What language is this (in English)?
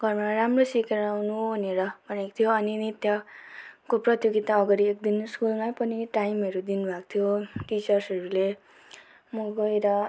Nepali